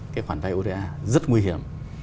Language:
Vietnamese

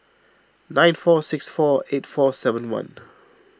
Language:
English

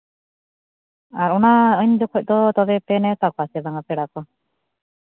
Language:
Santali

